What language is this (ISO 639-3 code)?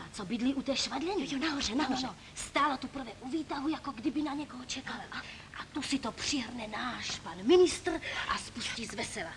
ces